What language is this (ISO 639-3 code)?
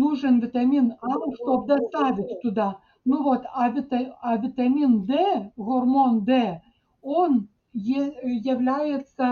rus